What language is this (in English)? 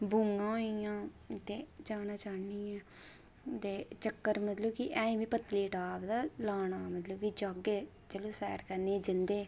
Dogri